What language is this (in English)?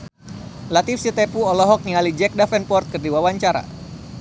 Sundanese